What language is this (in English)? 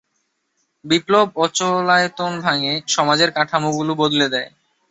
Bangla